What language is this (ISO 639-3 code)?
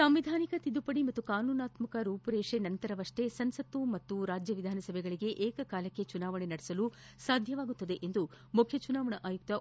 kan